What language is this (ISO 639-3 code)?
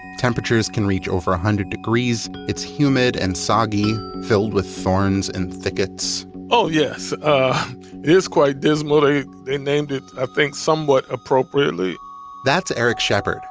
eng